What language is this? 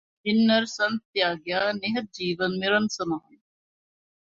Punjabi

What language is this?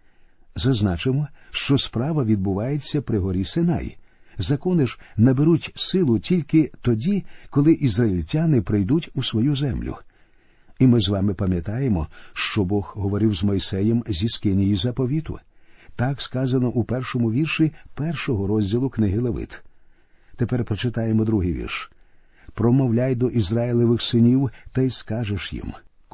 Ukrainian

